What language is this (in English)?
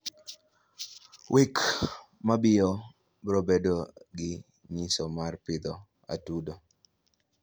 Luo (Kenya and Tanzania)